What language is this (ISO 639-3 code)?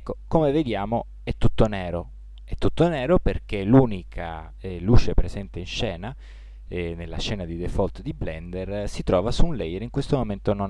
ita